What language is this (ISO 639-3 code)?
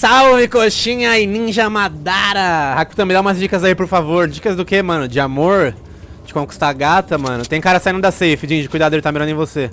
por